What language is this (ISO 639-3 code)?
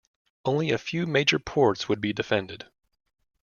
eng